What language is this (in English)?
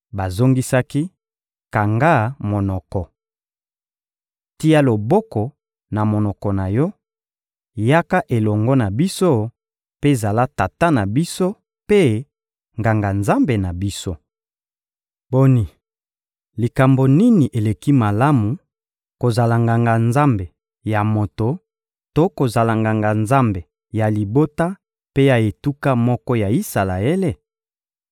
Lingala